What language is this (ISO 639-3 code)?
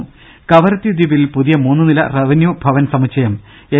mal